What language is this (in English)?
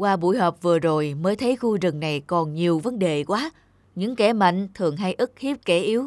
Vietnamese